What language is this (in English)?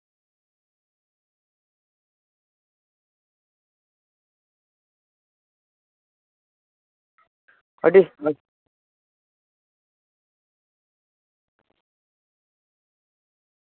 Santali